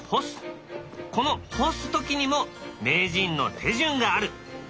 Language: Japanese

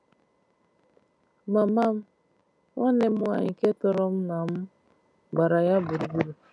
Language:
Igbo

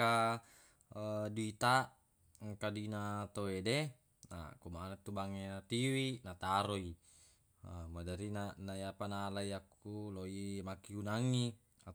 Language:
Buginese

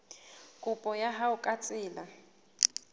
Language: Southern Sotho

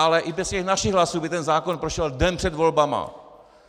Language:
Czech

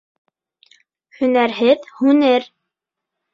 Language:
Bashkir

